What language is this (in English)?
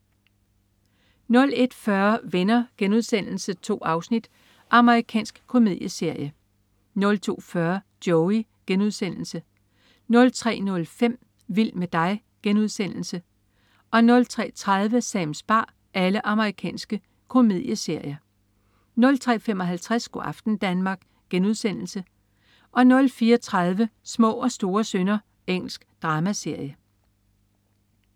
Danish